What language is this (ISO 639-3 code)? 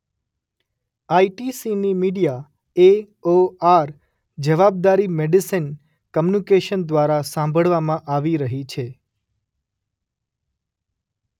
guj